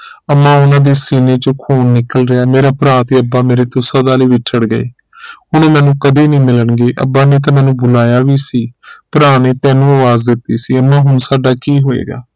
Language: Punjabi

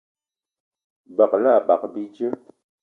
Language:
Eton (Cameroon)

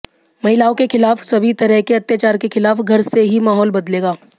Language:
Hindi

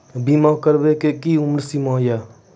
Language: Maithili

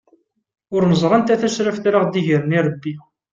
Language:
Kabyle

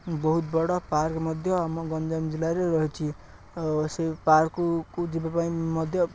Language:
Odia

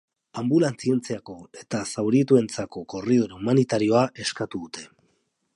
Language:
Basque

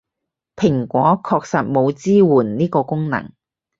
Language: Cantonese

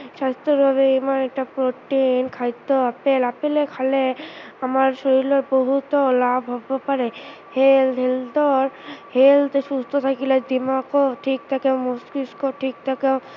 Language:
Assamese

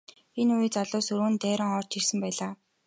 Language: Mongolian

